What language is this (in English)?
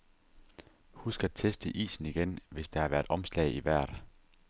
Danish